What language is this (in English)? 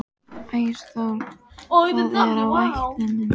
Icelandic